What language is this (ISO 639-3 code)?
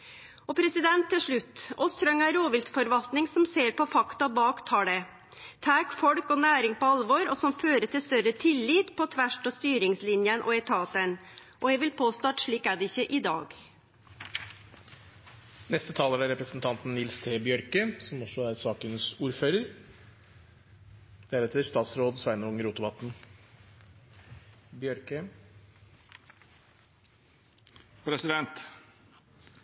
nno